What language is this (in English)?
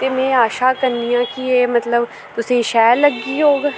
Dogri